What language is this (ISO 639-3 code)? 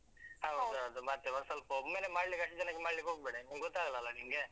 kan